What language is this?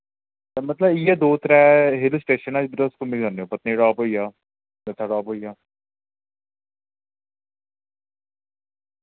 Dogri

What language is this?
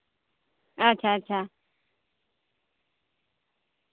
Santali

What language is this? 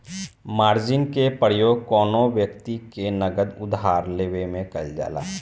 Bhojpuri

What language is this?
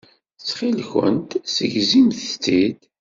Kabyle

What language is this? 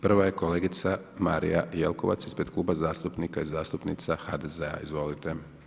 Croatian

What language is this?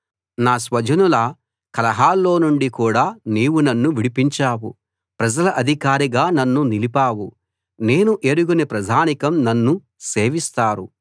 Telugu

